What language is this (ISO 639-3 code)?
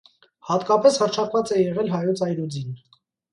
hye